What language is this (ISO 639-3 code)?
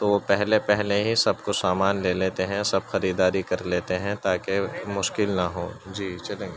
urd